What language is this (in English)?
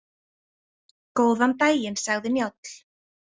Icelandic